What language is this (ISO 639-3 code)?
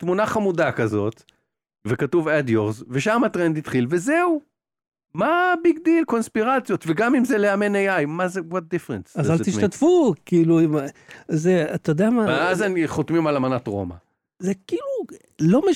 heb